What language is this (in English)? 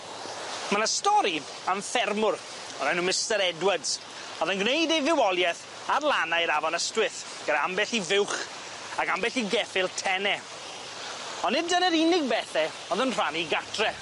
Welsh